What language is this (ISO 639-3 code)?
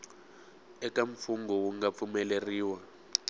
tso